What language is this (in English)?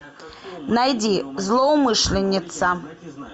Russian